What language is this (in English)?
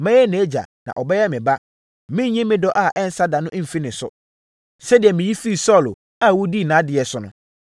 Akan